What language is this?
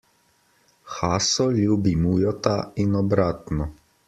Slovenian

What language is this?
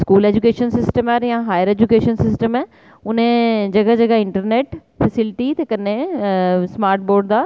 Dogri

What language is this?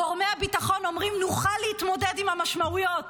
Hebrew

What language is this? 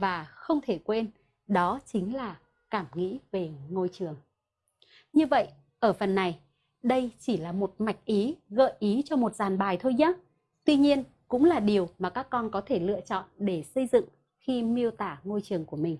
Vietnamese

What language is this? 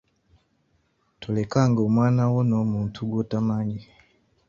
Ganda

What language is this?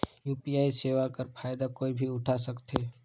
Chhattisgarhi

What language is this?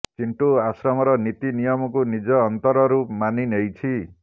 Odia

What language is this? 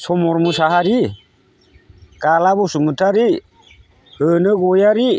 Bodo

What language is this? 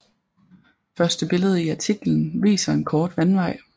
Danish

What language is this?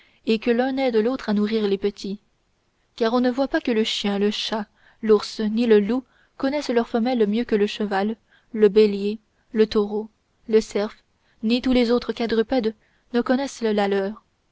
French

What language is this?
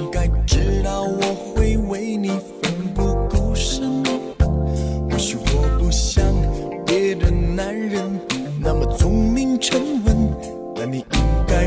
Chinese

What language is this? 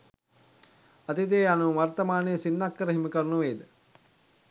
Sinhala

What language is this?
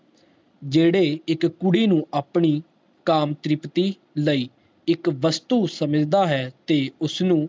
Punjabi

